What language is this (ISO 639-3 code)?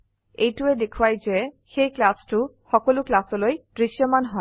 asm